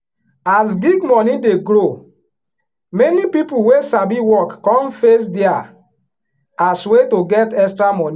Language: Nigerian Pidgin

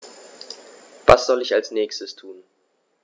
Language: German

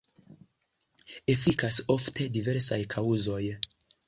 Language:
Esperanto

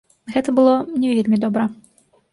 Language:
Belarusian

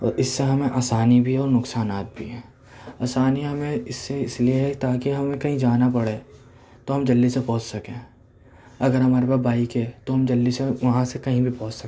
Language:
Urdu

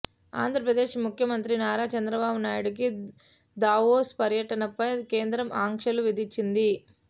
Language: Telugu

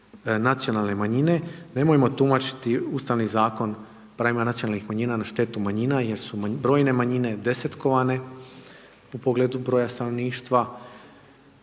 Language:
Croatian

